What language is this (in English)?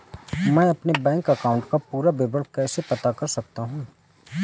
Hindi